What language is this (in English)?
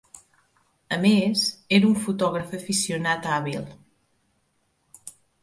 Catalan